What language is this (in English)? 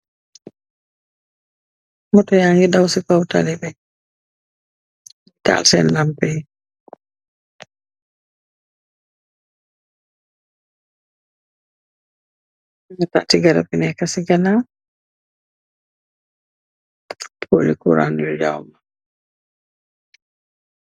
Wolof